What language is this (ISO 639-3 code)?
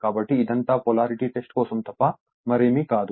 tel